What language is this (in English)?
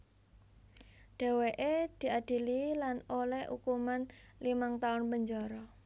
Javanese